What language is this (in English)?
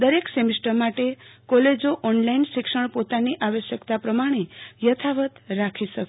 Gujarati